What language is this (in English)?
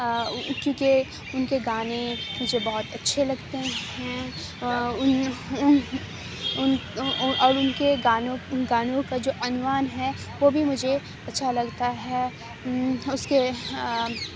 Urdu